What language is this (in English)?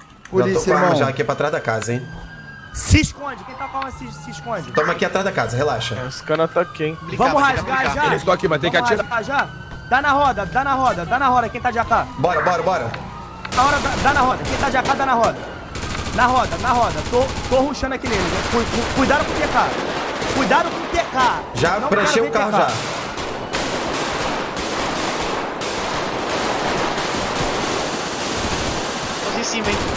Portuguese